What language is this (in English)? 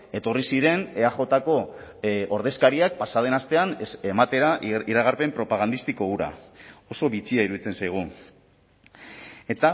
Basque